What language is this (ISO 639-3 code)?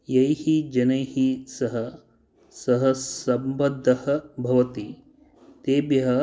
san